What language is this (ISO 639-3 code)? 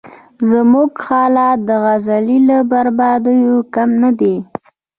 pus